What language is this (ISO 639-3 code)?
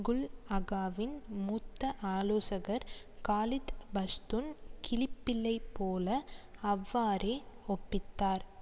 tam